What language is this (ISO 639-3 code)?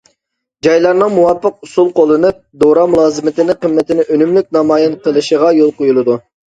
uig